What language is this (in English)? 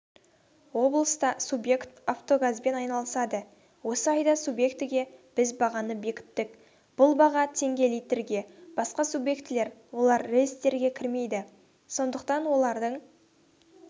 Kazakh